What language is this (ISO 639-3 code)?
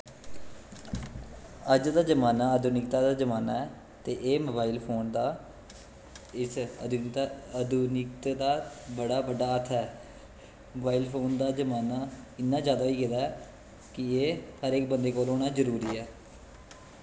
doi